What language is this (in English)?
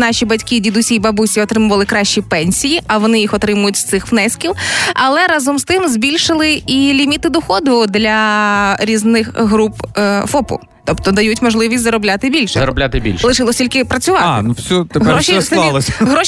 Ukrainian